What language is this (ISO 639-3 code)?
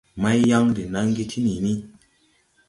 tui